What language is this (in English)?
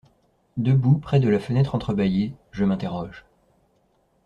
French